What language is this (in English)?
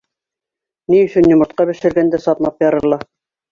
Bashkir